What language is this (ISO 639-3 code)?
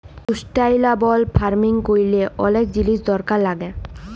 ben